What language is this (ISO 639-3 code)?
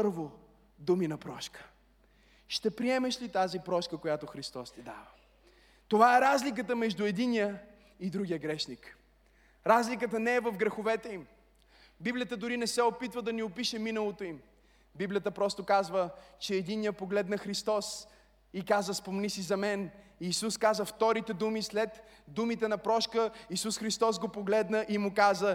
bul